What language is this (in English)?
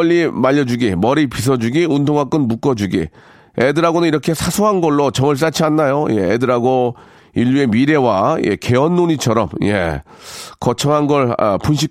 Korean